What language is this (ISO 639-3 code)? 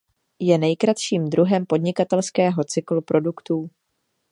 ces